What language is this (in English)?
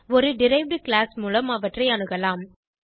Tamil